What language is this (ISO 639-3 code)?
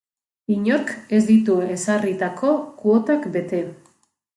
eus